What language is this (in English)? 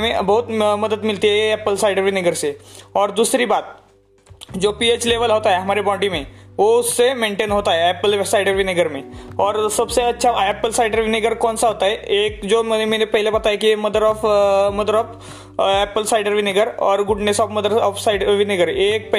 Hindi